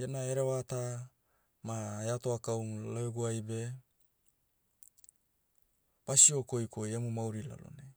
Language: Motu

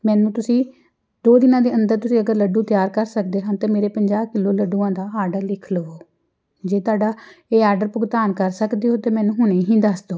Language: Punjabi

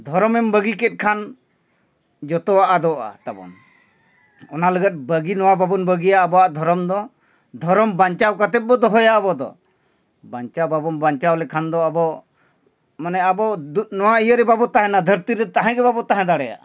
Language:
Santali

